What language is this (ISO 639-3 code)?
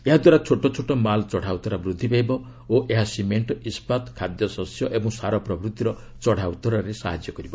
ori